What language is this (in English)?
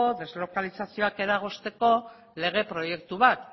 Basque